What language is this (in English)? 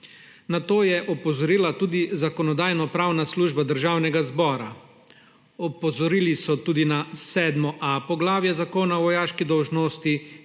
Slovenian